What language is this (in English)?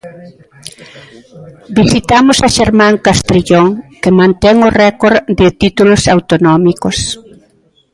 Galician